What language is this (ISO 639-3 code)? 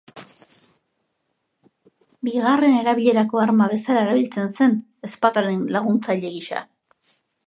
eus